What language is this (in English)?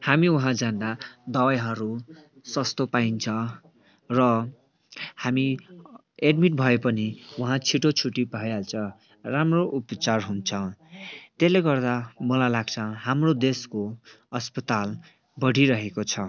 Nepali